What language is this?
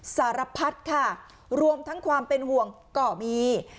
Thai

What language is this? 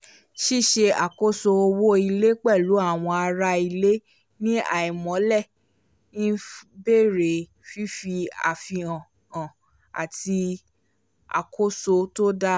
Yoruba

